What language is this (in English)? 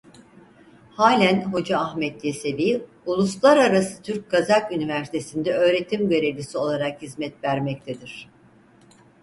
Turkish